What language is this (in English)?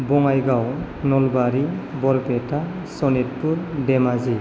Bodo